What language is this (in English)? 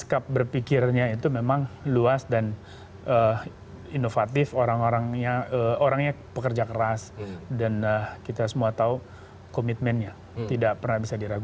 Indonesian